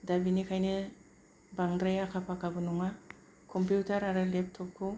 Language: Bodo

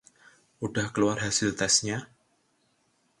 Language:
Indonesian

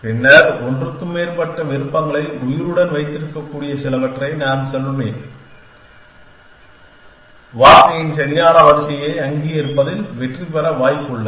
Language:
Tamil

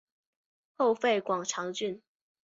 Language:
Chinese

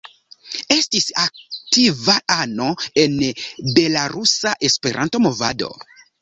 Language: Esperanto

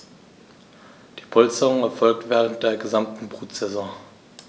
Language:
German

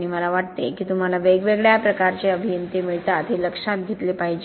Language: Marathi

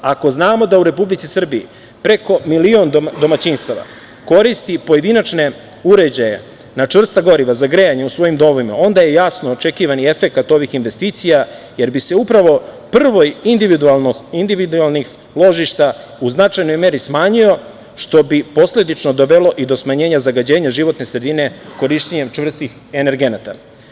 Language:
Serbian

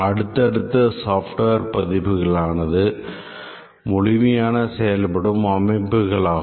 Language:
Tamil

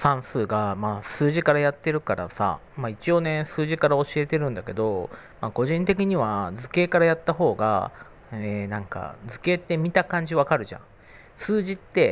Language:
Japanese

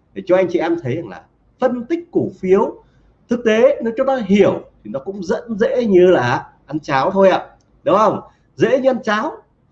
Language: Vietnamese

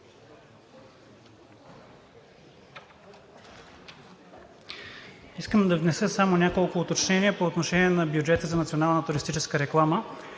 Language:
Bulgarian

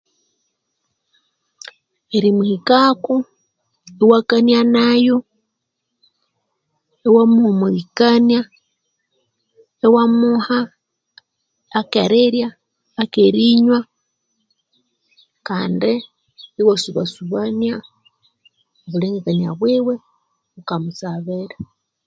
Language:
Konzo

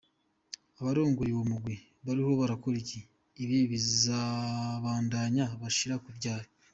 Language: Kinyarwanda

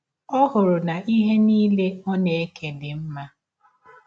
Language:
Igbo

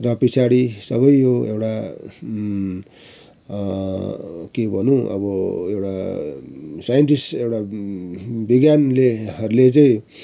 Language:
Nepali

